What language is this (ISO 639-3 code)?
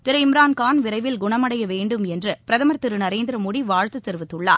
tam